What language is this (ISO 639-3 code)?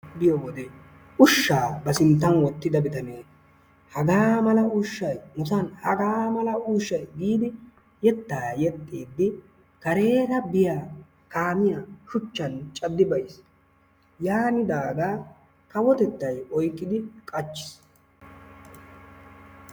wal